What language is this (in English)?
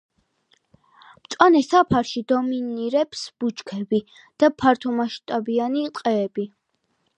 Georgian